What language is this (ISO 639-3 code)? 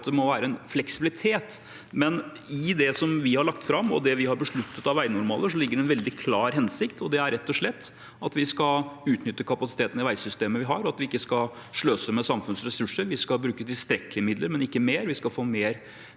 nor